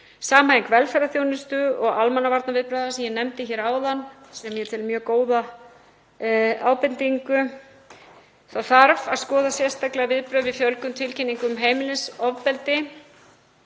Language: Icelandic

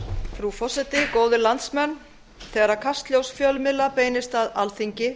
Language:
Icelandic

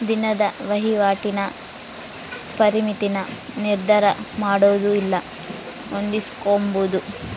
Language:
Kannada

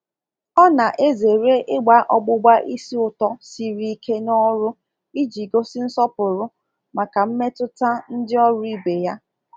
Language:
Igbo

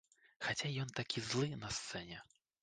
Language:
Belarusian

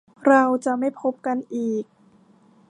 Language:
Thai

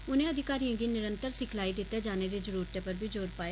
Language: Dogri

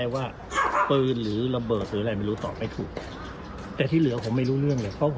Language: Thai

